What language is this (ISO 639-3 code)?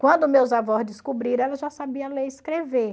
por